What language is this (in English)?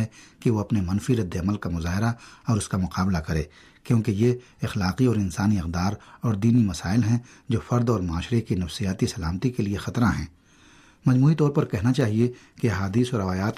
Urdu